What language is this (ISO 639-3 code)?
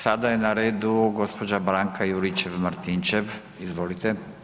hrv